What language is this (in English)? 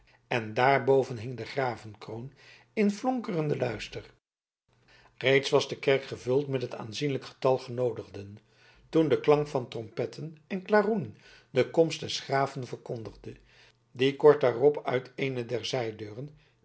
Dutch